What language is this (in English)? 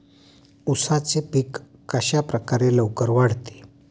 Marathi